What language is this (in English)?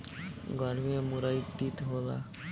Bhojpuri